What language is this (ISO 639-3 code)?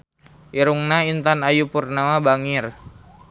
sun